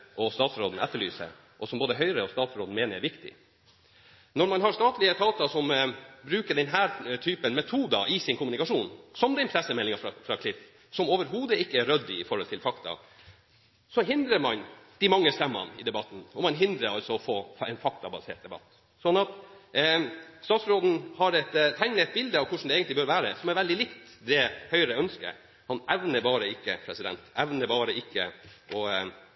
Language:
Norwegian Bokmål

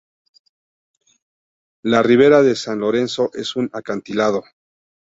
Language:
Spanish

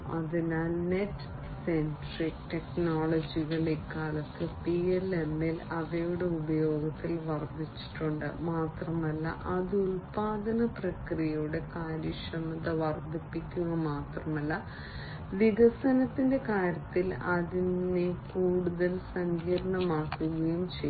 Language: Malayalam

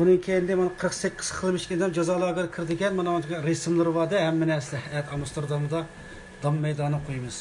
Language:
Turkish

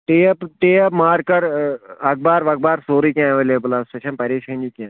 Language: Kashmiri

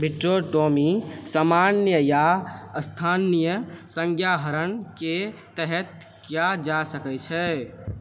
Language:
Maithili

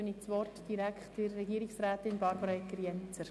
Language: Swiss German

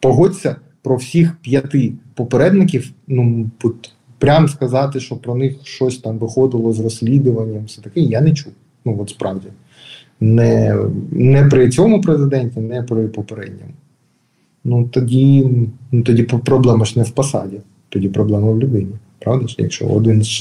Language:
Ukrainian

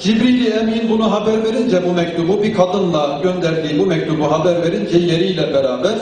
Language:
Turkish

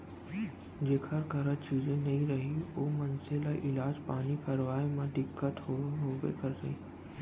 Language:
Chhattisgarhi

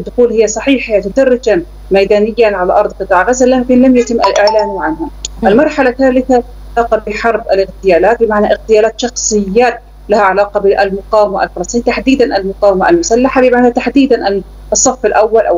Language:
Arabic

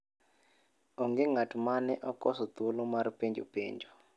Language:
Luo (Kenya and Tanzania)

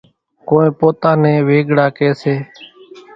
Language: Kachi Koli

